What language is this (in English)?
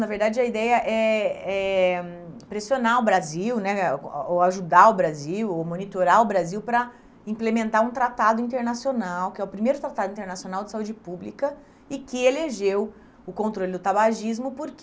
Portuguese